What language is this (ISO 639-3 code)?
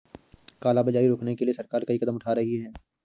hin